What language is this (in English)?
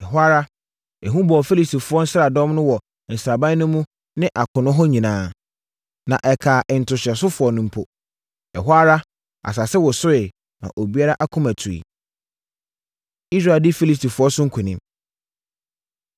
Akan